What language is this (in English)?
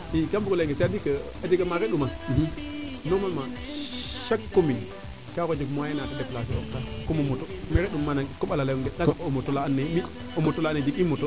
Serer